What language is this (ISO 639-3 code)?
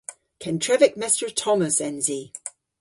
cor